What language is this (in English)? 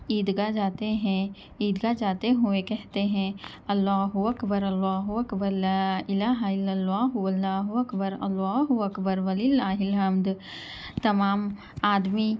Urdu